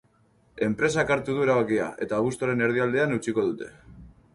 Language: Basque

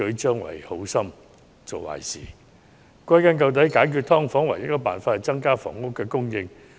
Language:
Cantonese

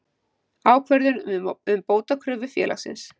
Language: Icelandic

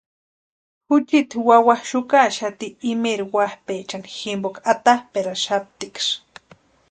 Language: Western Highland Purepecha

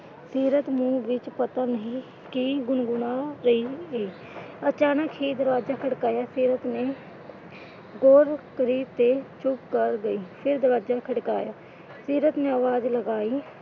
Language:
Punjabi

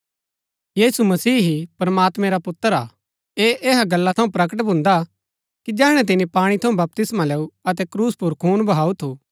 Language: Gaddi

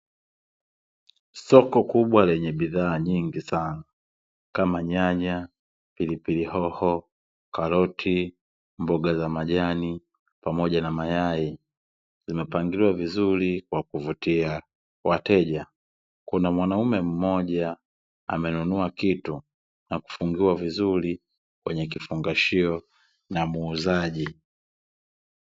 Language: Swahili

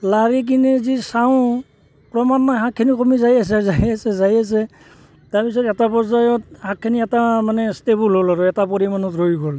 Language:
Assamese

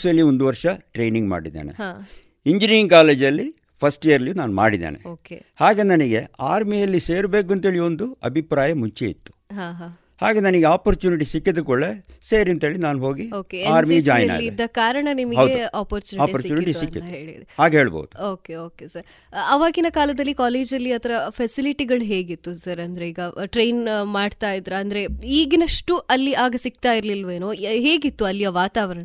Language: Kannada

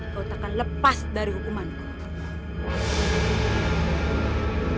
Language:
Indonesian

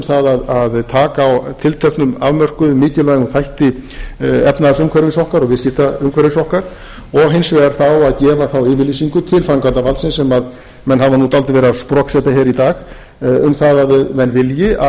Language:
Icelandic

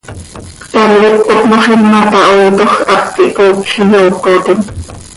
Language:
Seri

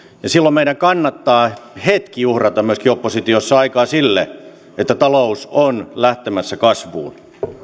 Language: Finnish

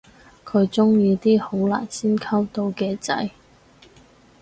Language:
Cantonese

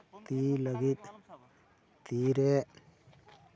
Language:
Santali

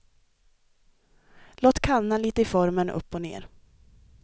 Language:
Swedish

